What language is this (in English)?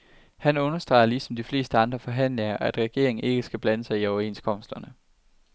Danish